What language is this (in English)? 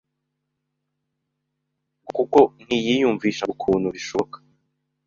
Kinyarwanda